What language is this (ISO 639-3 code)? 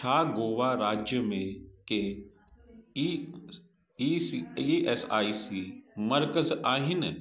snd